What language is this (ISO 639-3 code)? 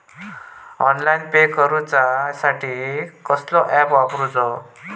mar